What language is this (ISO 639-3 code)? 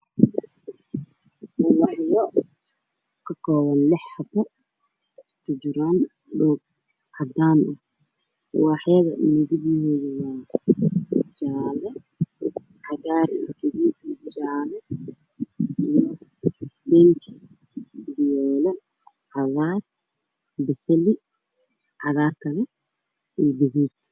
som